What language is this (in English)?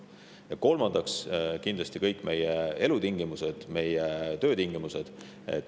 Estonian